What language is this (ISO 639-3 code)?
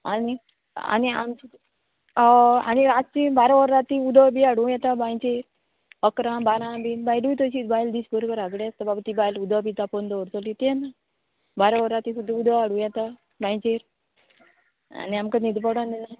kok